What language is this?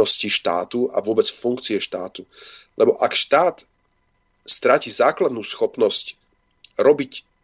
Slovak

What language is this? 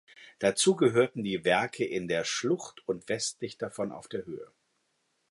German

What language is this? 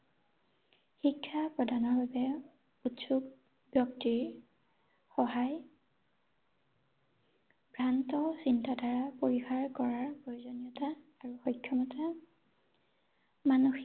Assamese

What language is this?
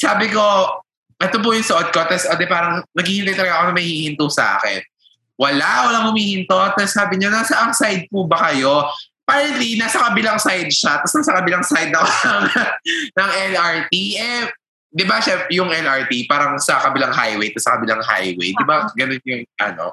Filipino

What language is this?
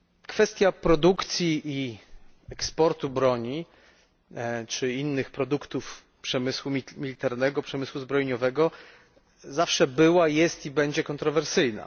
Polish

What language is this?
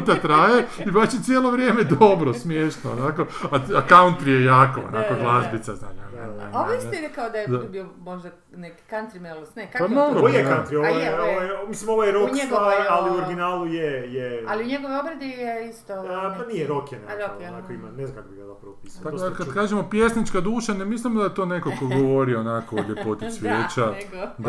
Croatian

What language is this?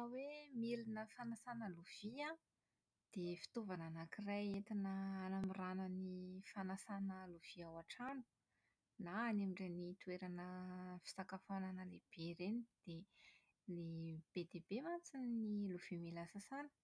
Malagasy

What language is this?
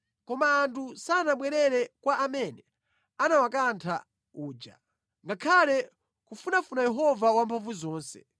Nyanja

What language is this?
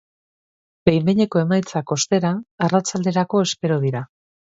Basque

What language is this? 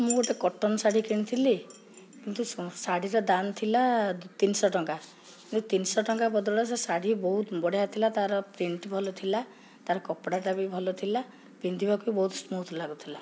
Odia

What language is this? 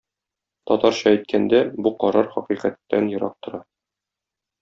Tatar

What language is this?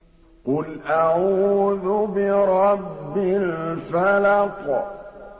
Arabic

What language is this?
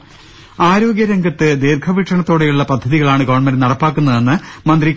Malayalam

